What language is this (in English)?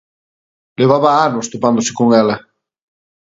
Galician